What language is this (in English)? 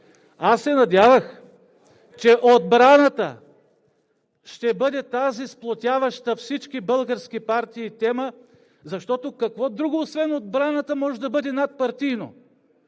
Bulgarian